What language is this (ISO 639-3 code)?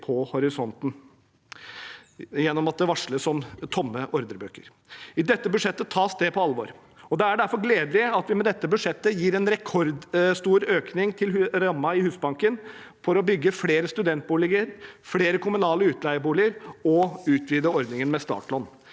nor